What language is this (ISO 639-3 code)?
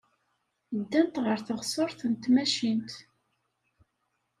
kab